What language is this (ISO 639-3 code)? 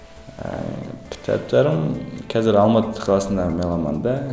kaz